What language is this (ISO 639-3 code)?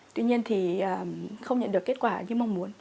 vie